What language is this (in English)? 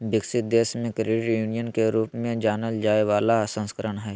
Magahi